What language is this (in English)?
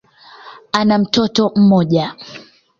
Swahili